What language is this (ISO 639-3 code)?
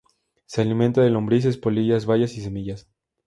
spa